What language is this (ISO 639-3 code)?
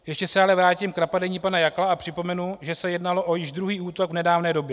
ces